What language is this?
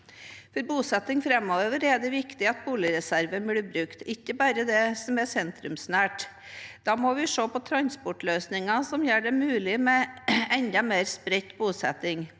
Norwegian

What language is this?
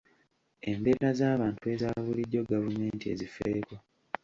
Ganda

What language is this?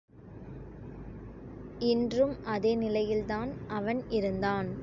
Tamil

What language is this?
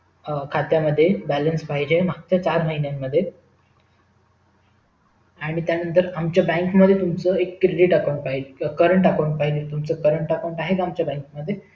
Marathi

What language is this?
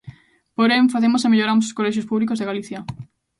Galician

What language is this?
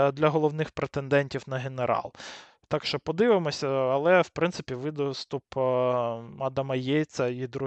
Ukrainian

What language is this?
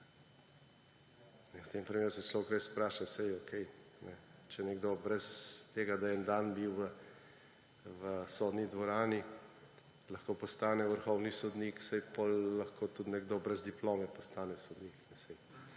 Slovenian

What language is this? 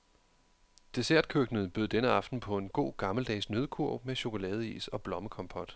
Danish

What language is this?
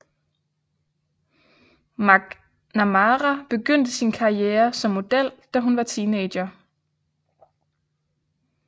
Danish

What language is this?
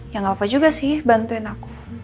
Indonesian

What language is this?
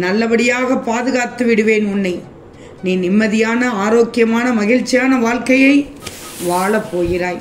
Tamil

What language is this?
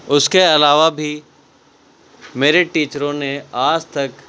Urdu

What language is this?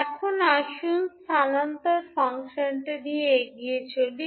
Bangla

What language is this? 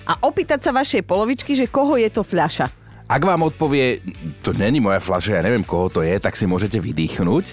Slovak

